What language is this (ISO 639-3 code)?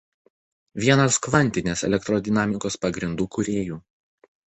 lit